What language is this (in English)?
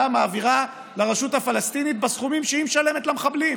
Hebrew